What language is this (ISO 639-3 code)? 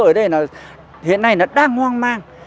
vie